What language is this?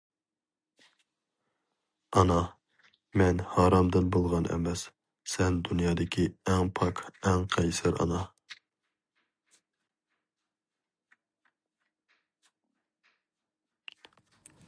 Uyghur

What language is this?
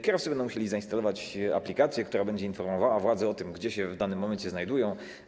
Polish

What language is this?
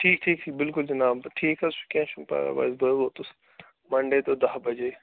Kashmiri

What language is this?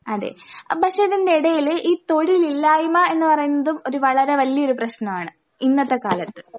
Malayalam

